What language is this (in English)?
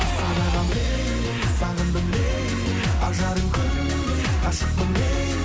Kazakh